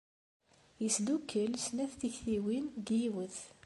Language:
Kabyle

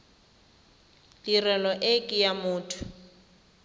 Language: Tswana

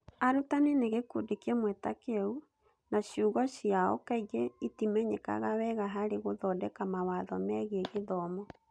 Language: Kikuyu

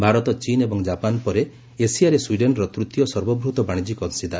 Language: Odia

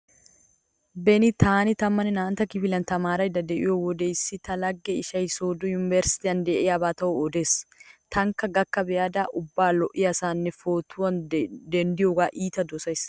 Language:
Wolaytta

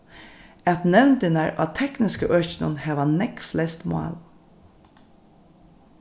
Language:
Faroese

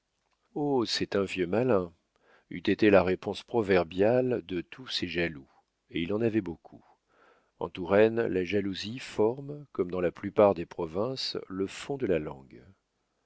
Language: French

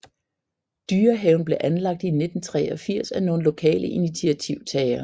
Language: Danish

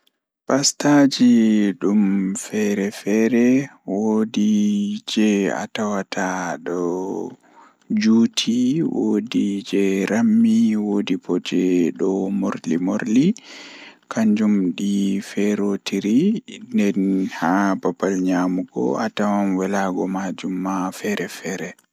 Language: Fula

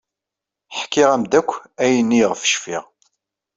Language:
Kabyle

